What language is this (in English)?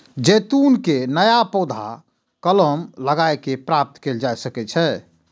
Maithili